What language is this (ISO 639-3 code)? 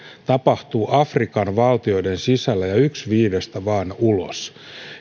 fin